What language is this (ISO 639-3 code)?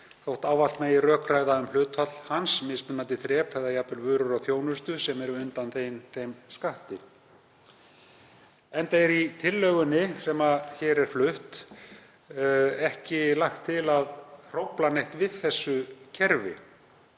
isl